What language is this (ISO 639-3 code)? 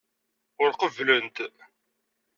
kab